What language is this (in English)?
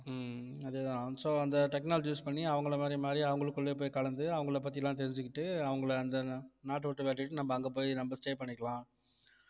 Tamil